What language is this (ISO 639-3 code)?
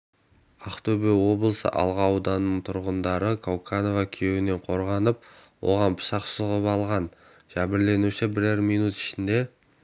kaz